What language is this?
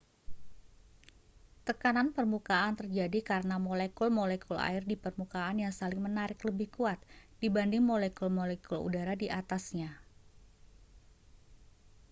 Indonesian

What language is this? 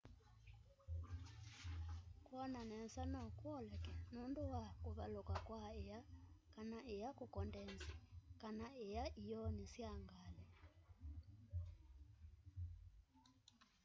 Kamba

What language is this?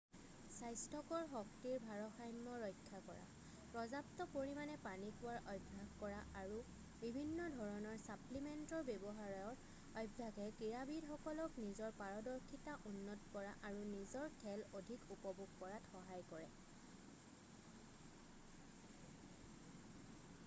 Assamese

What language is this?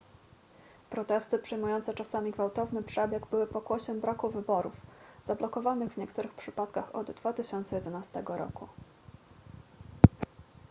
Polish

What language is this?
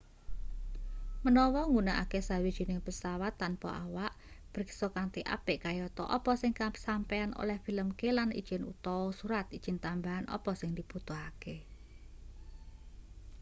Javanese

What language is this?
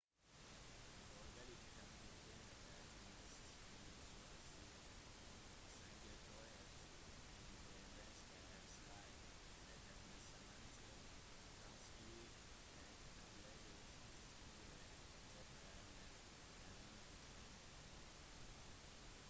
Norwegian Bokmål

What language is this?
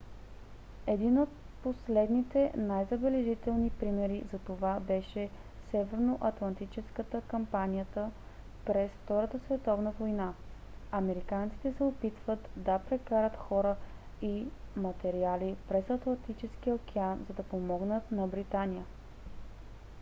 Bulgarian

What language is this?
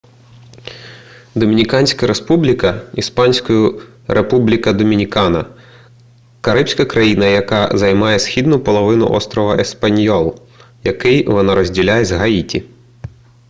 Ukrainian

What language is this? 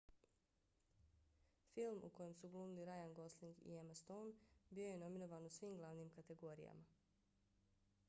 Bosnian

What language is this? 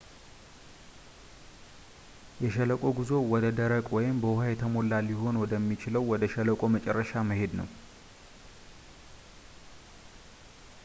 Amharic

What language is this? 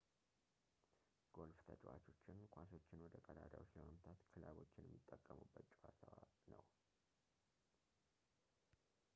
Amharic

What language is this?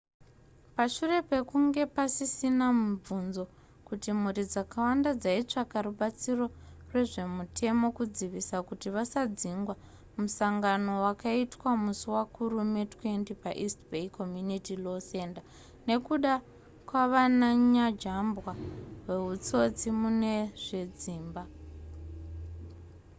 Shona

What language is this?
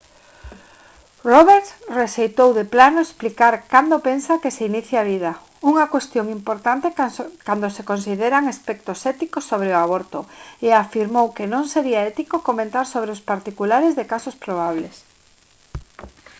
Galician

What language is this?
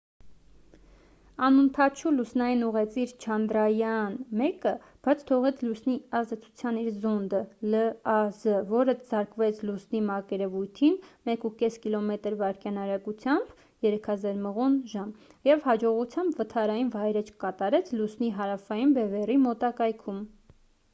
Armenian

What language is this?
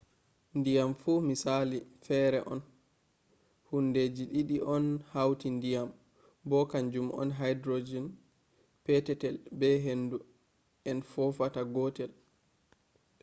Fula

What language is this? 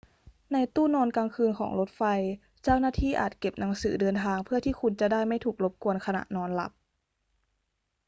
Thai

